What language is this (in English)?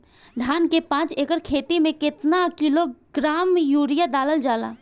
Bhojpuri